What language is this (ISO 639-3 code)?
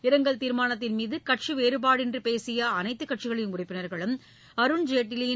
tam